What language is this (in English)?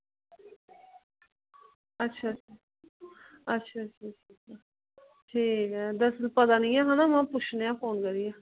Dogri